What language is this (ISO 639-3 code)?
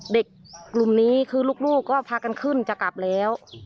tha